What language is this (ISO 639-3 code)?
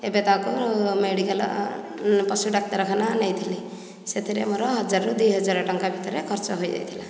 ori